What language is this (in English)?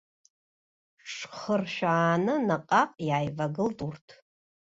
Abkhazian